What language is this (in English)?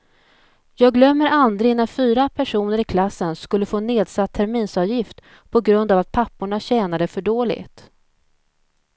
Swedish